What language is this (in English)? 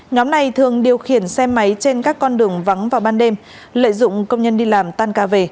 Vietnamese